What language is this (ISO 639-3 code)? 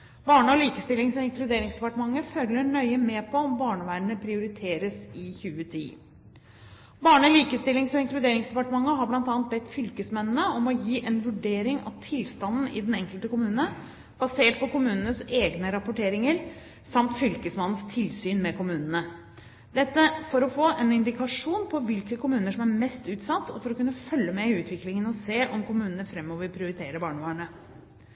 nob